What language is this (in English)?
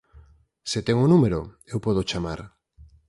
Galician